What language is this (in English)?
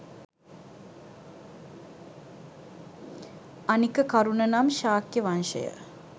Sinhala